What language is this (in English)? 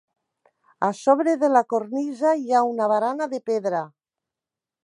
Catalan